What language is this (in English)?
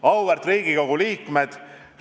Estonian